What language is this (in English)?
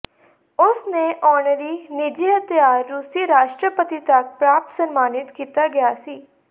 Punjabi